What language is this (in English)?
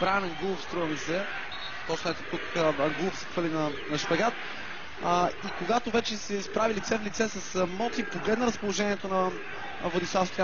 Bulgarian